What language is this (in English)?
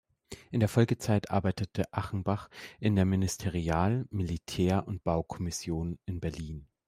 German